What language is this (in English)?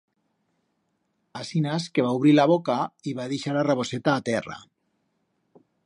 Aragonese